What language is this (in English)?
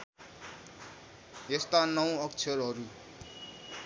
Nepali